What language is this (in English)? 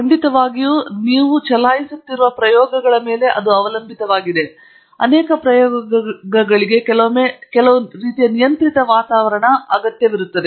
Kannada